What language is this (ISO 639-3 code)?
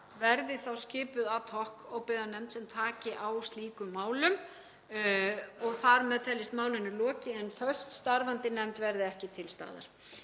isl